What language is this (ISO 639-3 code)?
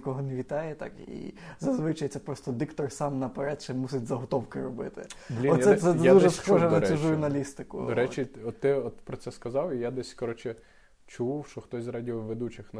ukr